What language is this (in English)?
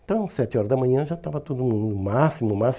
Portuguese